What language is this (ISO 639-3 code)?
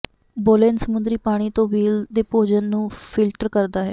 pan